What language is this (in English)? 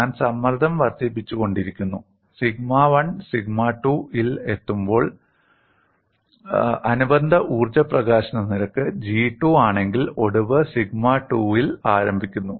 Malayalam